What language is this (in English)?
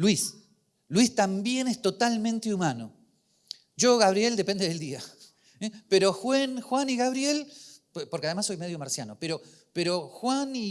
Spanish